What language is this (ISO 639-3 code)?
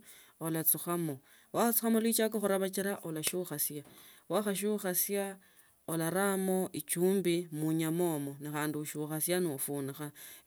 lto